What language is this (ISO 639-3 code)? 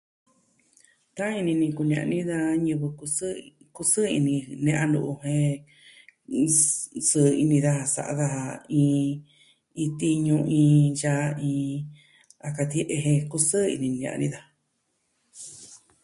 meh